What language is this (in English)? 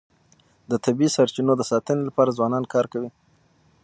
Pashto